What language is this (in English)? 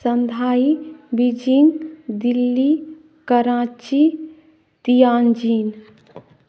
Maithili